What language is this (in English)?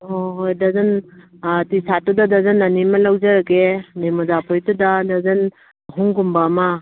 Manipuri